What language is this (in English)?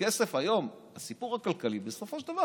Hebrew